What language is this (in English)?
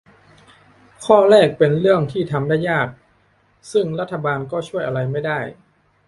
Thai